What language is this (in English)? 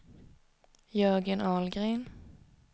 Swedish